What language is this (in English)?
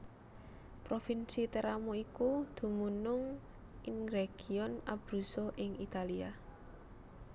Javanese